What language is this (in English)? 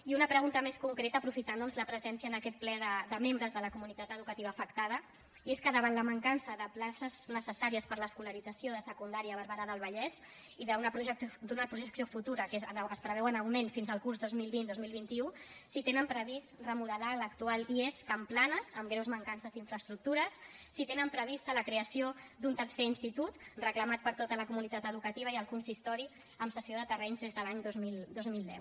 Catalan